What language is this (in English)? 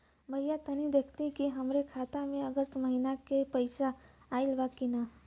Bhojpuri